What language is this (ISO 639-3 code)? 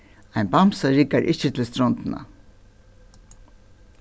fao